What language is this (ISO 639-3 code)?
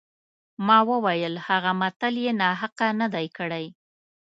pus